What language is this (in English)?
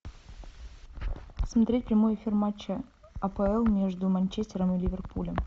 Russian